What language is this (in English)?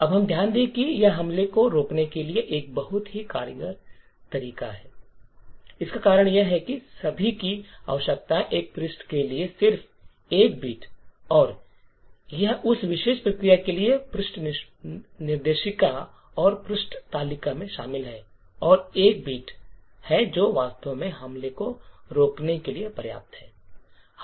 Hindi